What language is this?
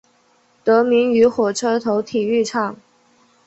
Chinese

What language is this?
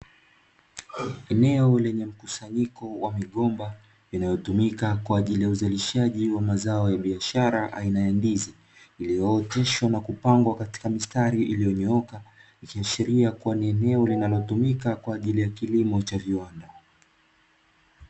Swahili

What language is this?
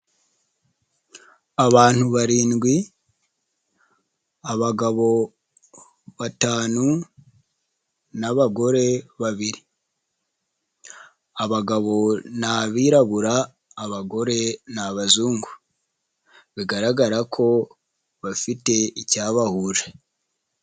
Kinyarwanda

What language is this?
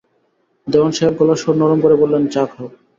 Bangla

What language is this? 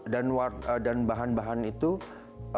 Indonesian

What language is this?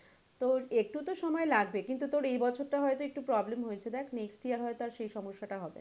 Bangla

